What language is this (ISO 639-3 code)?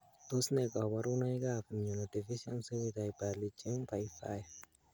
kln